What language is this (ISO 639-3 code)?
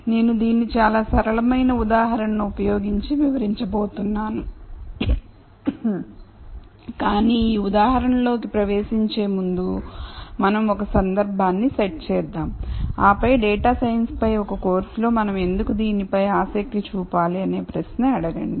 tel